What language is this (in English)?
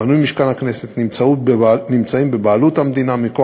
Hebrew